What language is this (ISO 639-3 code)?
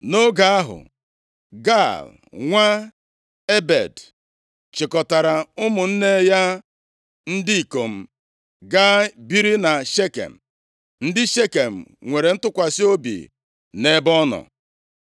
ibo